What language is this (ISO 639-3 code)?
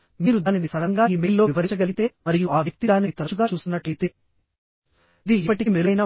tel